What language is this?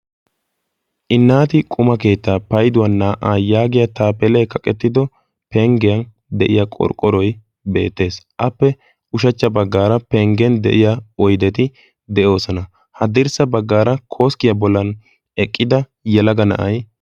Wolaytta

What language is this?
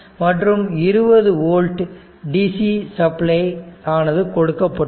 Tamil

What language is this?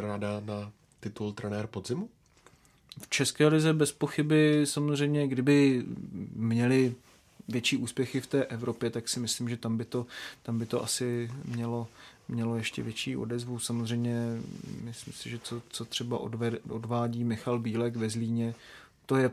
Czech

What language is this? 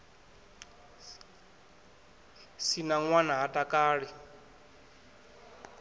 Venda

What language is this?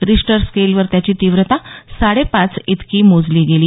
Marathi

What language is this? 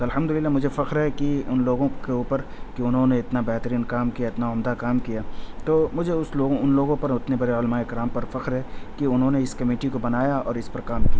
Urdu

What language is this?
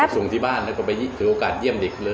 Thai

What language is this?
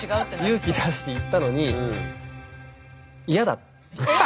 Japanese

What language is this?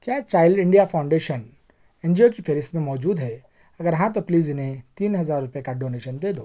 Urdu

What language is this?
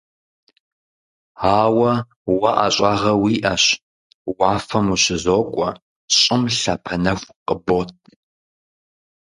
Kabardian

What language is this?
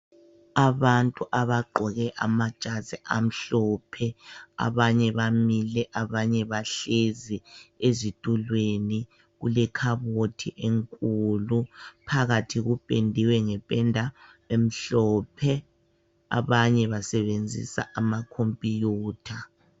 North Ndebele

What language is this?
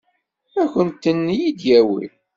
Kabyle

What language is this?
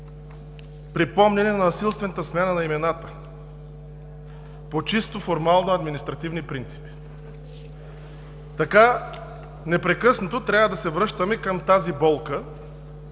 Bulgarian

